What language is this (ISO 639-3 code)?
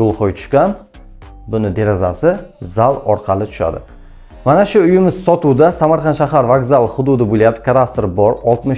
tur